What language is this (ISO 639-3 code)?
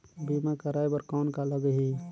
hne